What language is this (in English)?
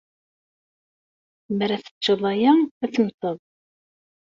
Kabyle